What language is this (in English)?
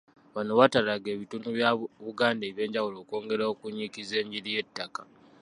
Ganda